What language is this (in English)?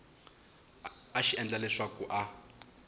Tsonga